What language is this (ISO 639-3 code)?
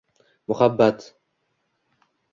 uzb